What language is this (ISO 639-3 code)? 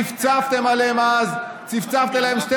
heb